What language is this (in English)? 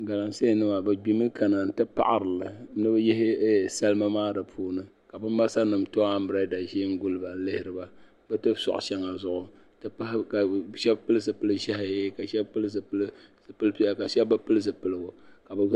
Dagbani